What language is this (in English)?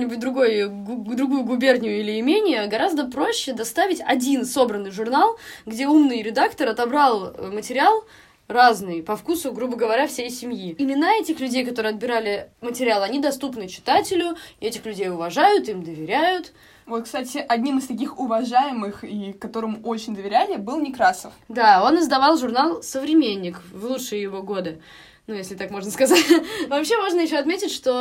Russian